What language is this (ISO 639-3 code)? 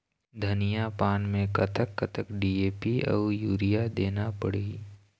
hne